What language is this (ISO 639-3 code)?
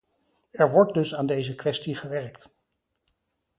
nld